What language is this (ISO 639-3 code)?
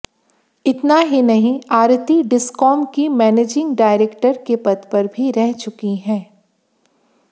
hin